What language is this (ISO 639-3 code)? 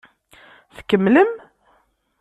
kab